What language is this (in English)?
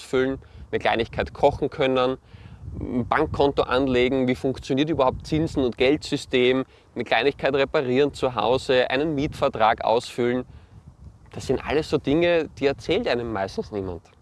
German